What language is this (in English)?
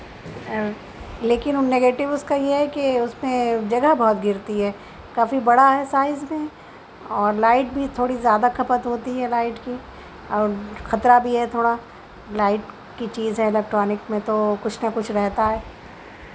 Urdu